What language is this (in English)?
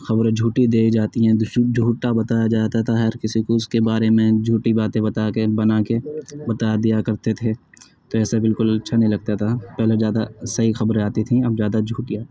Urdu